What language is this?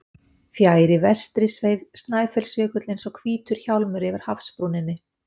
Icelandic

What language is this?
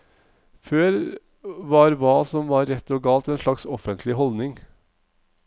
Norwegian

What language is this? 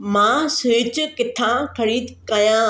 Sindhi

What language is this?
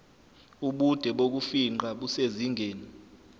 Zulu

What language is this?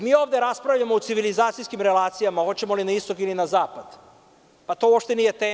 Serbian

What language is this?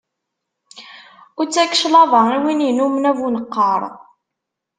Kabyle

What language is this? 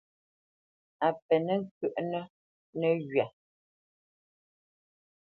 Bamenyam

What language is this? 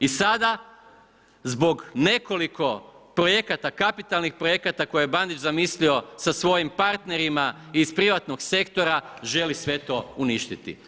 Croatian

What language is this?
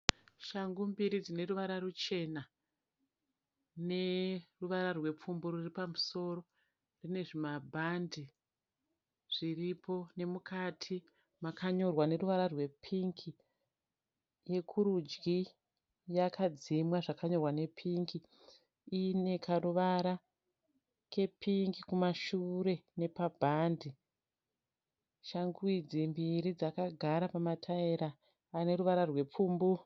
Shona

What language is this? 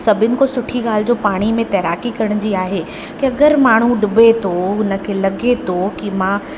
Sindhi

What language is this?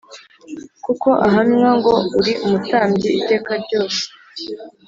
Kinyarwanda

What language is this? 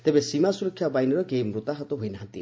Odia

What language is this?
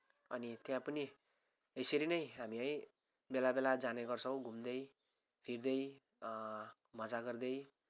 Nepali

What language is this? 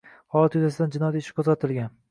Uzbek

